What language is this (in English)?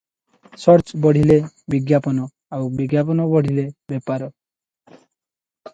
Odia